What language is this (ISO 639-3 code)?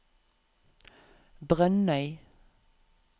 nor